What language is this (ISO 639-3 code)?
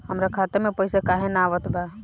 bho